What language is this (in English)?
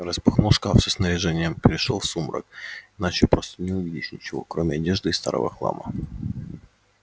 Russian